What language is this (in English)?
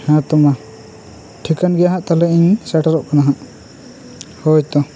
Santali